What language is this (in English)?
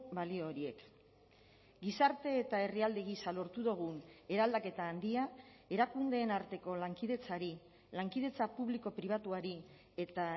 Basque